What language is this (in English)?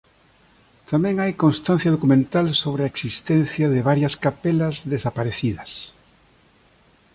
Galician